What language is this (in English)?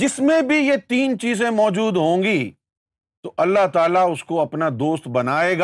Urdu